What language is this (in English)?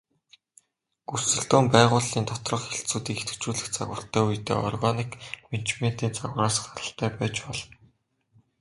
Mongolian